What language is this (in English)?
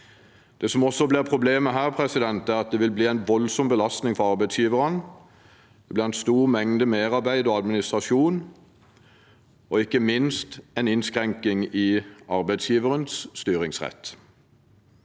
Norwegian